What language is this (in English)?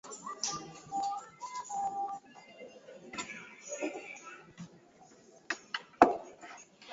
Swahili